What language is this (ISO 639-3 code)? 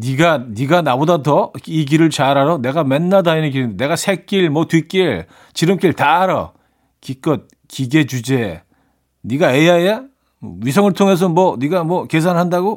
kor